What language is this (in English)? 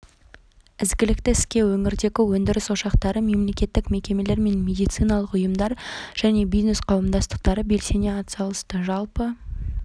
Kazakh